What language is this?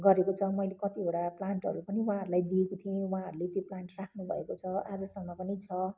Nepali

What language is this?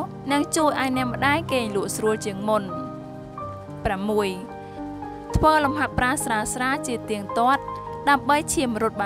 Vietnamese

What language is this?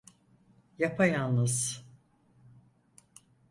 Turkish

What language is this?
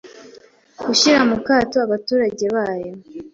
Kinyarwanda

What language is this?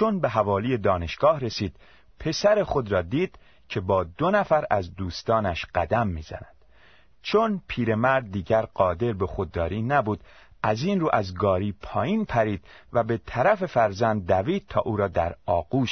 Persian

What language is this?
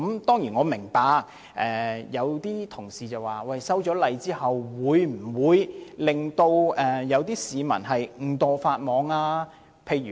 Cantonese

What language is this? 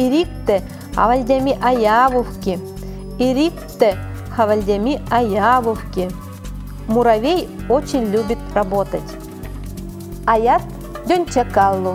Russian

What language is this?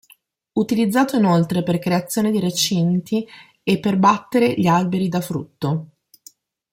Italian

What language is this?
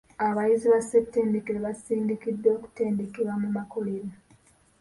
Ganda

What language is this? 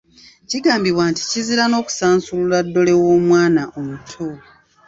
Ganda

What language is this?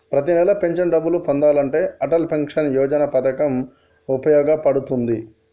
Telugu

